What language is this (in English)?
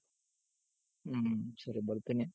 Kannada